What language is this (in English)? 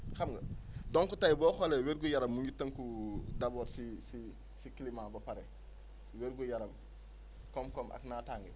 Wolof